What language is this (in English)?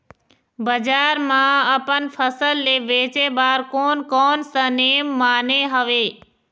Chhattisgarhi